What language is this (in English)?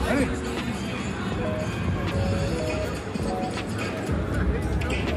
French